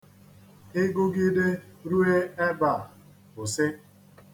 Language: Igbo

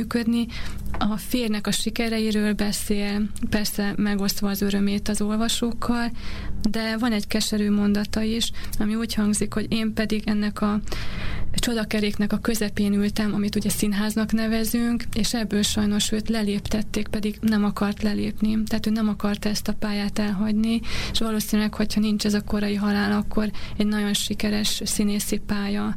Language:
Hungarian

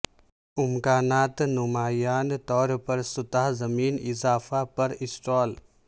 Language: Urdu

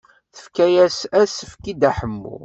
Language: Kabyle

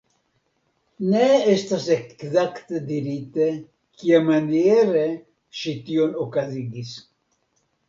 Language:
Esperanto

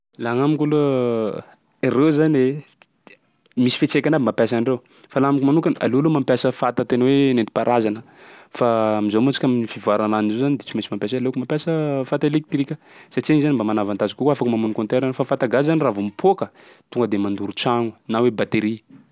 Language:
Sakalava Malagasy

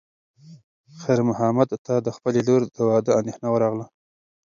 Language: Pashto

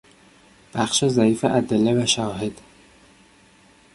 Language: Persian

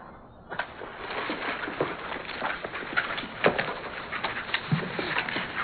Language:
Arabic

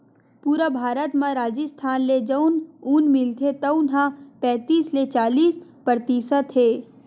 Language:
Chhattisgarhi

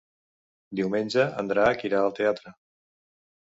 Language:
Catalan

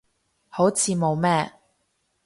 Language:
Cantonese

